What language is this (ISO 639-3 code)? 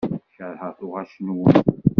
kab